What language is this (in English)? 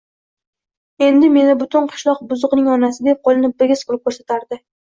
Uzbek